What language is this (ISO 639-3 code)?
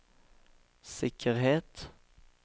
nor